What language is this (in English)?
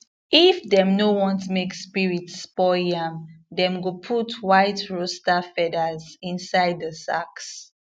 Nigerian Pidgin